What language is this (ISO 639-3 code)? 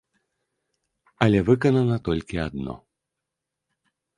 bel